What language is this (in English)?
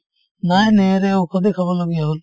Assamese